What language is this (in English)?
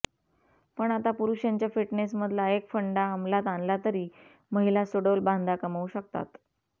Marathi